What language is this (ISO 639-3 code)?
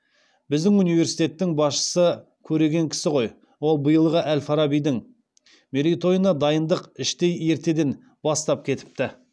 kaz